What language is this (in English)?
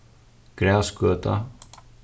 Faroese